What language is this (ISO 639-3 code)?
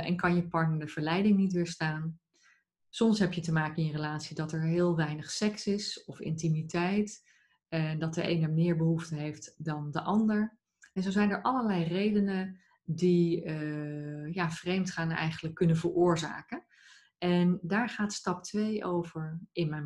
nld